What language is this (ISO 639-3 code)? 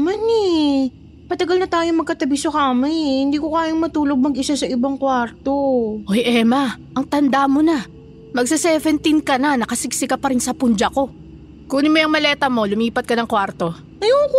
fil